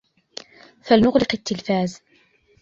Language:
Arabic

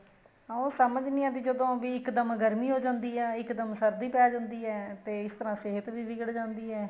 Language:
Punjabi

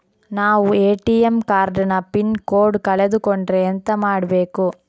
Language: Kannada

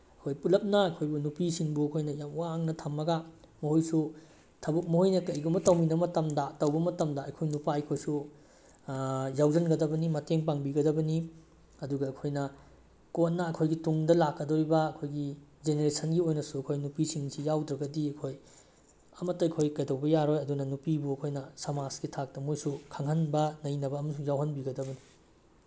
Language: Manipuri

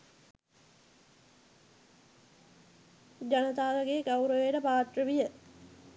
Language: Sinhala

